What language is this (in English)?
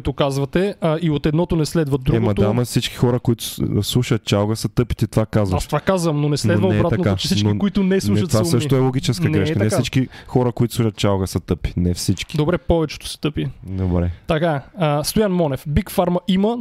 Bulgarian